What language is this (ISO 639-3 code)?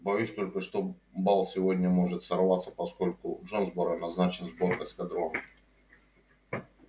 rus